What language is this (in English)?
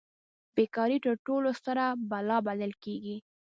Pashto